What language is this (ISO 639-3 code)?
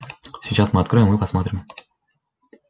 rus